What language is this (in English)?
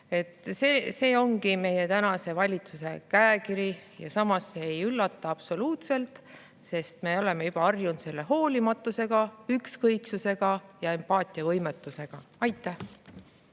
Estonian